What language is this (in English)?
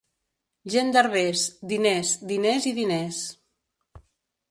Catalan